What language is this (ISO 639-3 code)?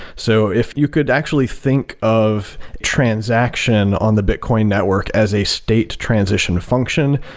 eng